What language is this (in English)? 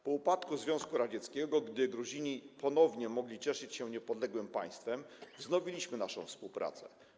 Polish